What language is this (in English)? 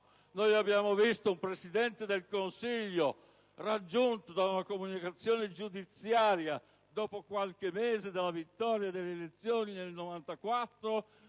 Italian